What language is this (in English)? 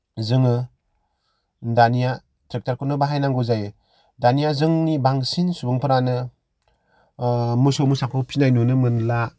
Bodo